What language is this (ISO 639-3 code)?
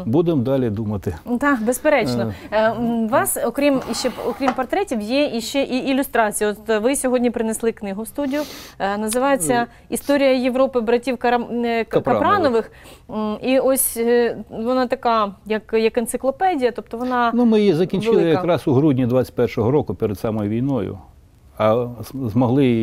ukr